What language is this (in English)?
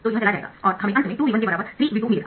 Hindi